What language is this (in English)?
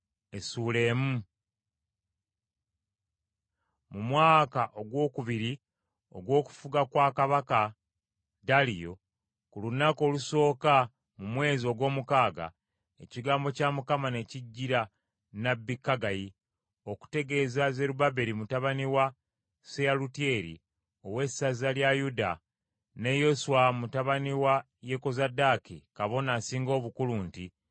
Ganda